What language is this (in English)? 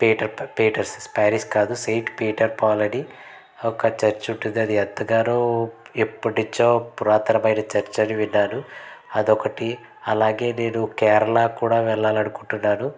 Telugu